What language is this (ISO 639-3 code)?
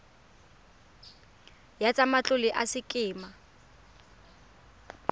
tsn